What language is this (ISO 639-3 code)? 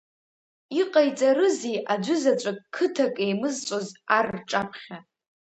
abk